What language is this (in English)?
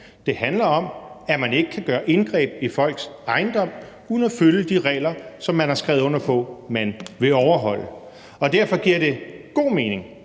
Danish